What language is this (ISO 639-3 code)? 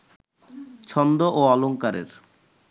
ben